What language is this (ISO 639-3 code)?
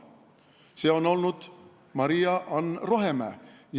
est